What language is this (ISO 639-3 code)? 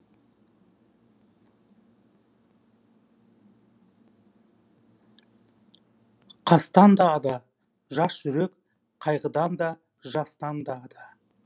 kaz